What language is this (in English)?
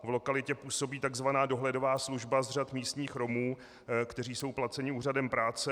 Czech